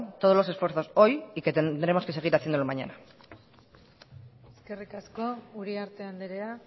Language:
Spanish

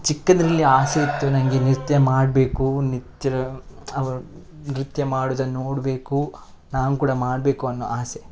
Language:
Kannada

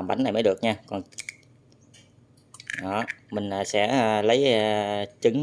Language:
Vietnamese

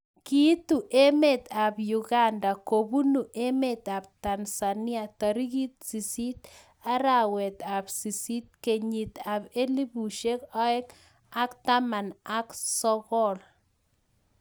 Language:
Kalenjin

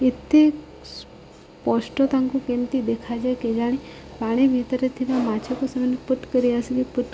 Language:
Odia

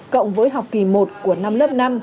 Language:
Vietnamese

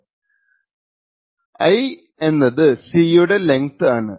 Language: Malayalam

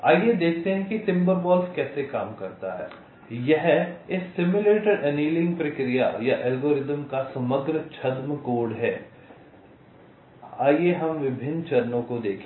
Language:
Hindi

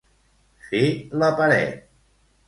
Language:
Catalan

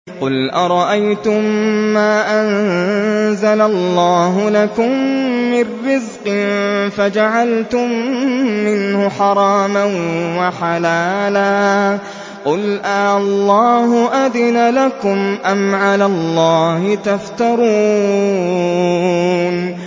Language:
Arabic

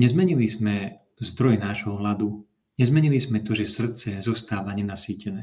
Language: Slovak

